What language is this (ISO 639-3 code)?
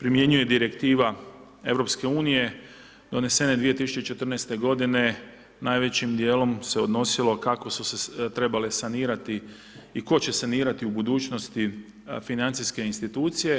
hrv